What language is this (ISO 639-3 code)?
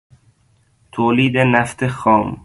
fas